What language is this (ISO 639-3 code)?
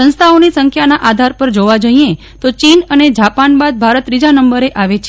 guj